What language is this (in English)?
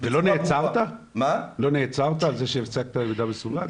Hebrew